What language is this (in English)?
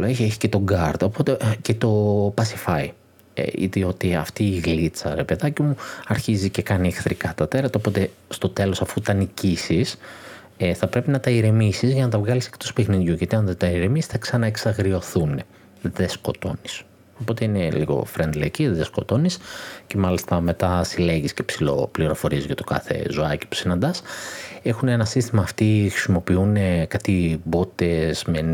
Greek